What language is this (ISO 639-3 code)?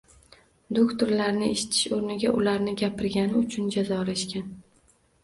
uzb